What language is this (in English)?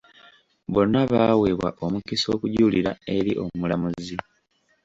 Ganda